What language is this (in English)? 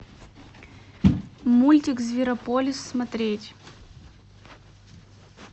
Russian